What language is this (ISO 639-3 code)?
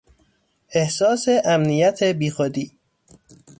fas